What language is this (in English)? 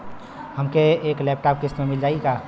Bhojpuri